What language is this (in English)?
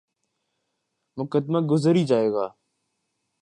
Urdu